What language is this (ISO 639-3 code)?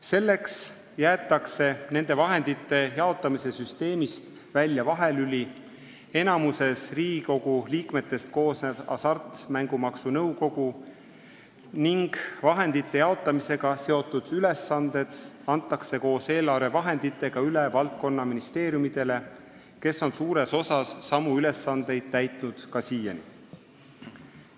est